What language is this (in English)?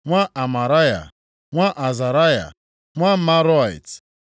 Igbo